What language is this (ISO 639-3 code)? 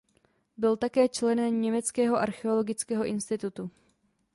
ces